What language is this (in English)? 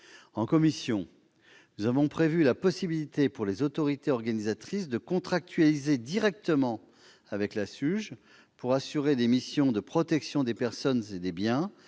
French